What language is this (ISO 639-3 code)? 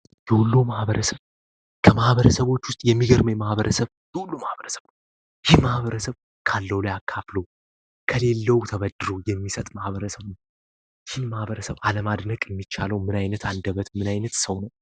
amh